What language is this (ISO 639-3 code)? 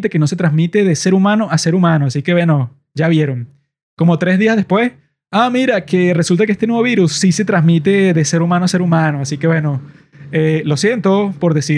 spa